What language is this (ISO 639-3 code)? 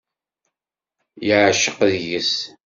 kab